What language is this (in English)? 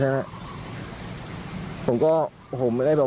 Thai